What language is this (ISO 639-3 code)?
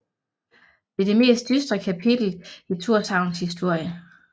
dan